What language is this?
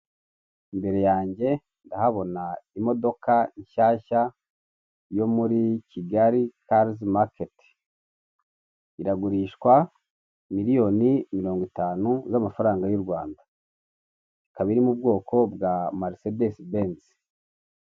Kinyarwanda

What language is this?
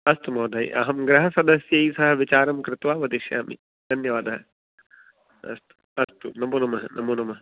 Sanskrit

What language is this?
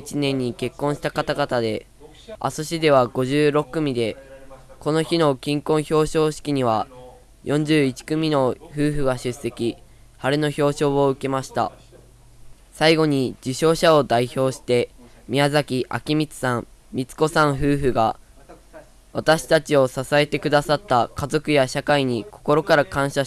Japanese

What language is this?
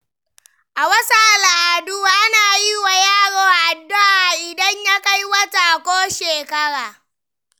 Hausa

